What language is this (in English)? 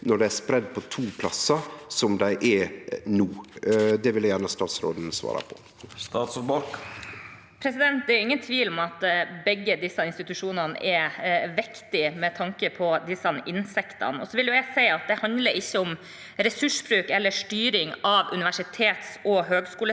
Norwegian